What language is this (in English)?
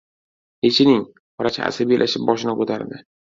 Uzbek